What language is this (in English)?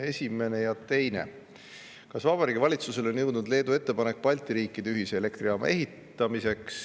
Estonian